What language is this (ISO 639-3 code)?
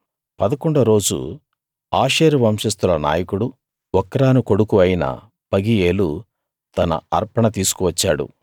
tel